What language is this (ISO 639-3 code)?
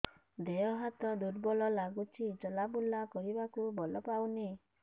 ori